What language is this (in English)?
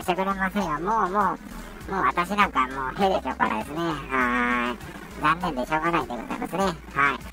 Japanese